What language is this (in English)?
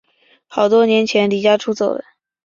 Chinese